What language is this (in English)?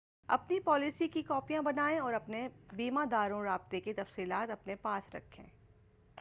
Urdu